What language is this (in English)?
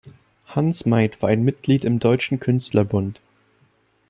German